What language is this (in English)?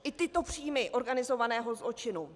Czech